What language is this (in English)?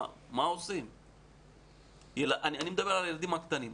Hebrew